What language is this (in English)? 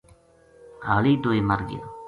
Gujari